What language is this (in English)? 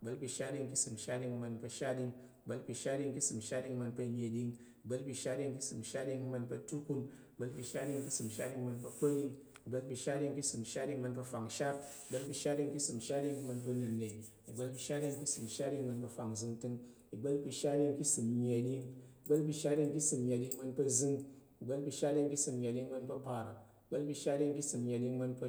Tarok